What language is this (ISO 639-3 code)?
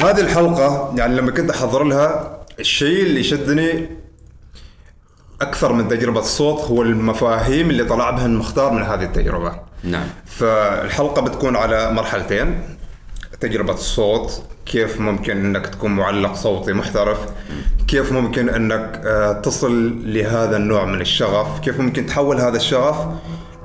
ara